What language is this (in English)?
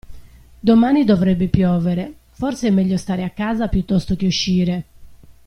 Italian